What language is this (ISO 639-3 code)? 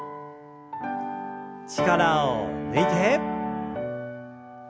jpn